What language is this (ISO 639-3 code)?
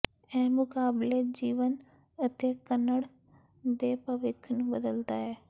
pan